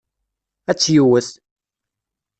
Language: Kabyle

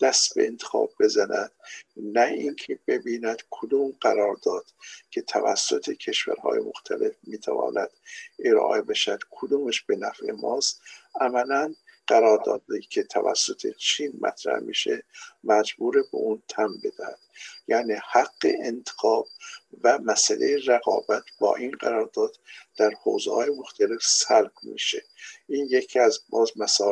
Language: Persian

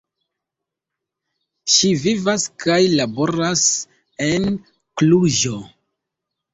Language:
Esperanto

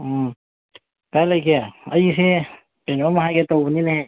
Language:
Manipuri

